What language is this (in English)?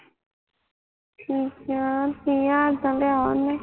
Punjabi